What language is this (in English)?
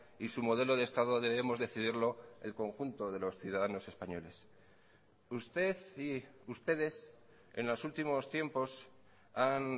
Spanish